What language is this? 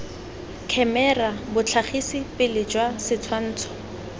Tswana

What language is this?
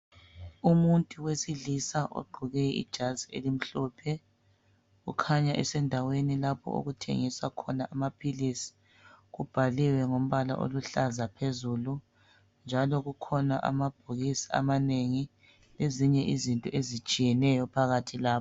North Ndebele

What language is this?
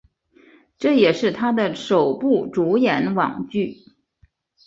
Chinese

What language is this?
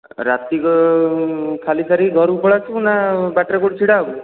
Odia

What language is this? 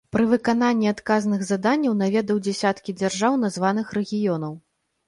Belarusian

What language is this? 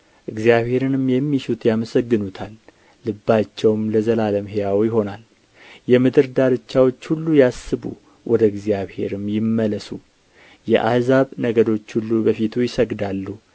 Amharic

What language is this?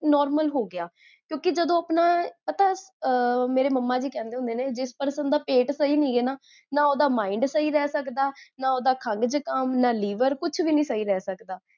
Punjabi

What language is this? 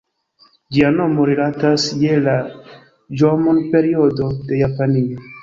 Esperanto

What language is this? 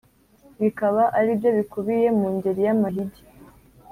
Kinyarwanda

